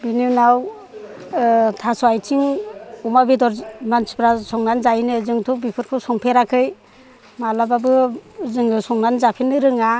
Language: Bodo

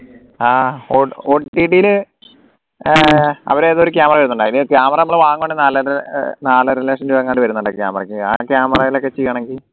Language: Malayalam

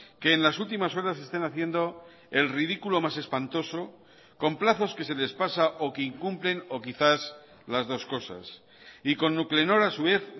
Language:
Spanish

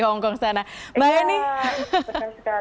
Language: Indonesian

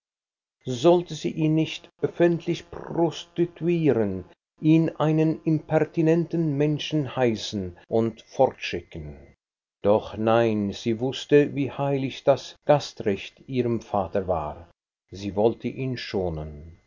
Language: German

